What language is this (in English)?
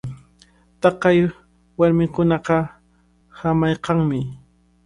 Cajatambo North Lima Quechua